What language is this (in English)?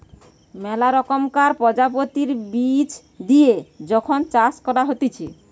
Bangla